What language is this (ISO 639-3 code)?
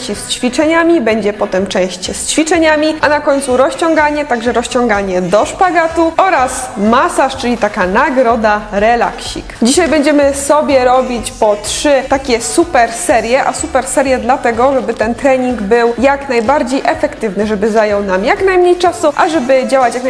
pol